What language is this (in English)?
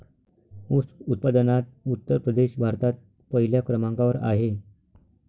Marathi